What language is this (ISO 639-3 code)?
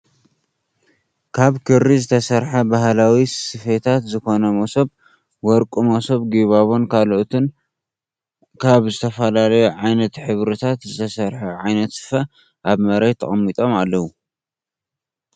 tir